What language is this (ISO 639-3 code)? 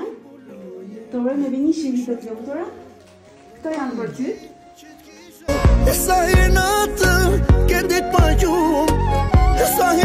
ron